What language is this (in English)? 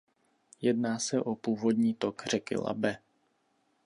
Czech